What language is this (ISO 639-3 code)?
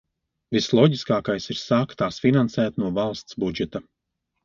lav